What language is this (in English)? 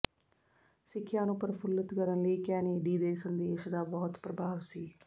Punjabi